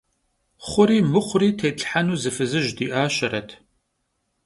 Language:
Kabardian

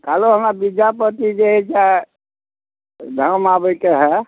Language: Maithili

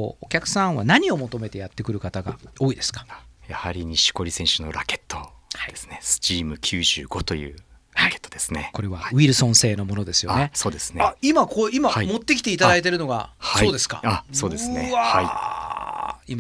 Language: Japanese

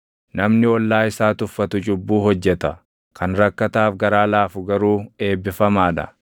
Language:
Oromo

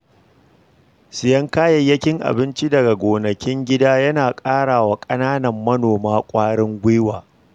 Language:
Hausa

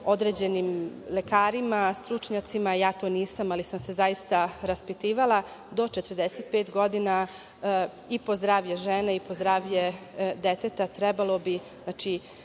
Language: Serbian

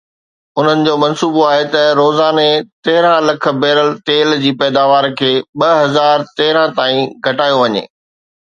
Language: Sindhi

